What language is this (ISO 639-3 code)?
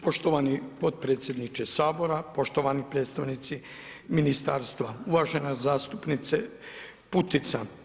hrv